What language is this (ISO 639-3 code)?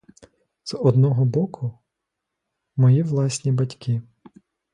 ukr